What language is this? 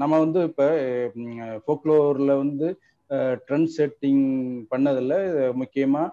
Tamil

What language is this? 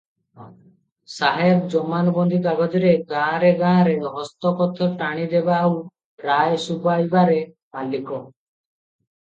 Odia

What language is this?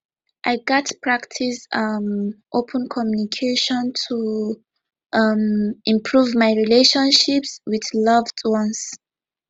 Nigerian Pidgin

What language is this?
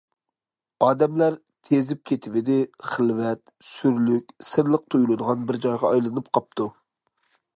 Uyghur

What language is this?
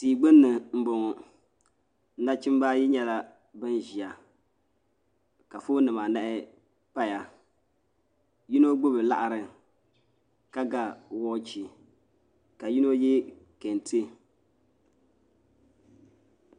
Dagbani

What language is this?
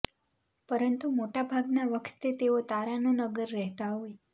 Gujarati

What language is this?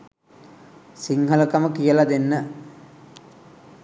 Sinhala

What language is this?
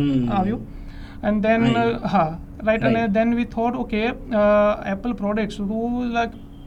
Gujarati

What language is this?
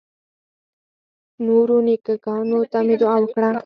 Pashto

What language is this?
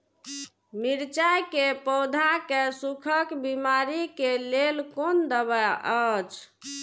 Maithili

